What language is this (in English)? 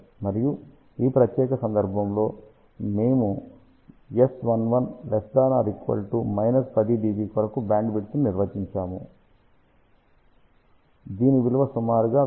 Telugu